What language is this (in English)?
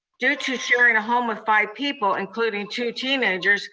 English